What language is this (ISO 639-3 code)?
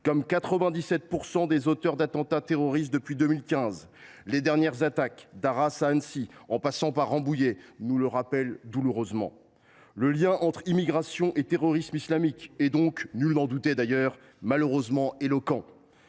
fra